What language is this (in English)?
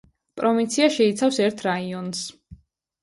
Georgian